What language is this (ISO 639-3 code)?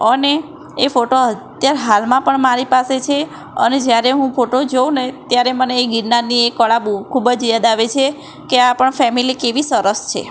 guj